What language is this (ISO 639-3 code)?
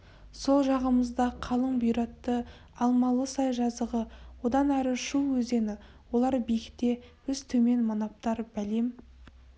kaz